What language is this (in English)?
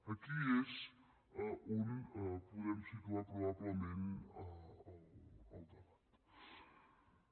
Catalan